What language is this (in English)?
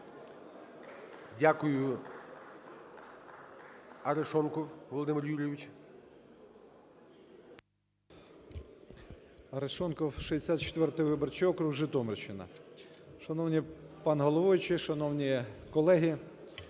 Ukrainian